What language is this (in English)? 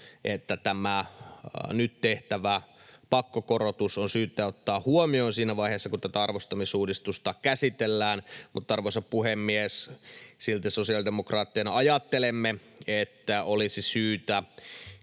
Finnish